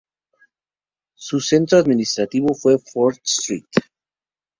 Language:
Spanish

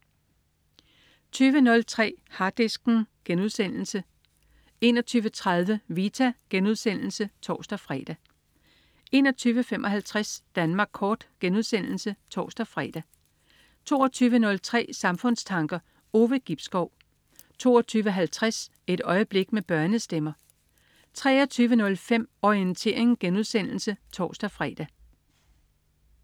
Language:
Danish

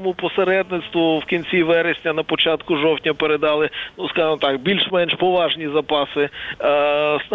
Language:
Ukrainian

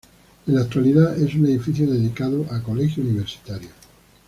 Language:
Spanish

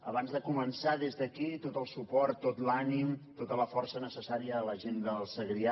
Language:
Catalan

